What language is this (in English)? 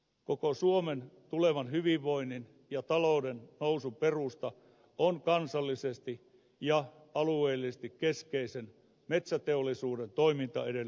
Finnish